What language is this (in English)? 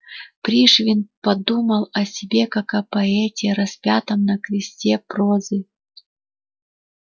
Russian